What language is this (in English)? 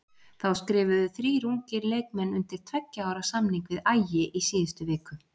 Icelandic